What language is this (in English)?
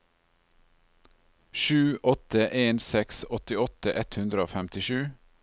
Norwegian